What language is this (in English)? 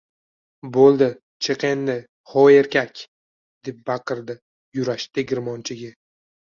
Uzbek